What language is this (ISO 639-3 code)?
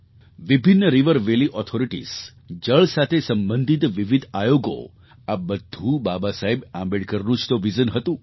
guj